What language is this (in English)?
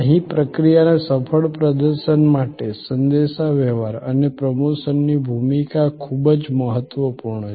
Gujarati